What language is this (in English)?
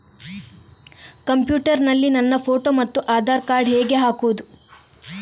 Kannada